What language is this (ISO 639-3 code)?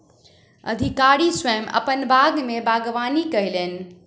mai